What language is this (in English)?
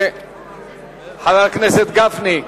Hebrew